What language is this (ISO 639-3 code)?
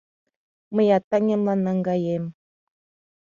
chm